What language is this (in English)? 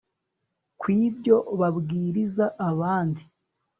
Kinyarwanda